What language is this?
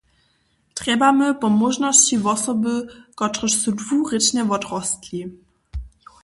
Upper Sorbian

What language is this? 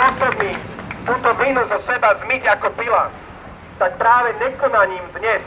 Slovak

